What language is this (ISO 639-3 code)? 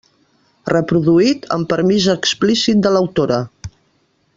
cat